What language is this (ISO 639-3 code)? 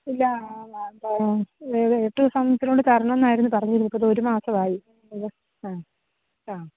mal